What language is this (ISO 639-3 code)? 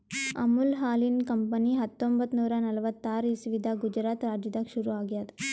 kan